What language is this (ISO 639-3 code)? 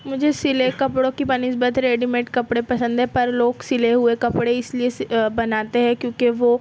urd